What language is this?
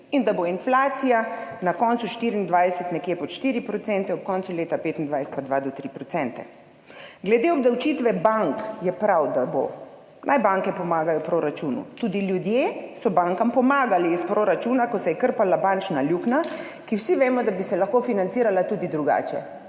Slovenian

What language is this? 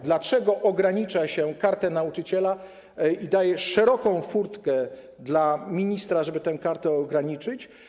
Polish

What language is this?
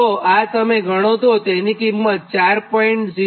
Gujarati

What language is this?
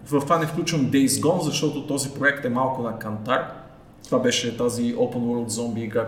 Bulgarian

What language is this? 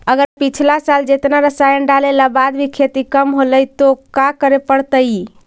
Magahi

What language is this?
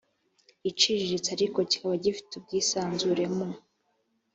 Kinyarwanda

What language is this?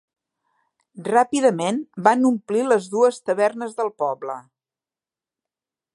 Catalan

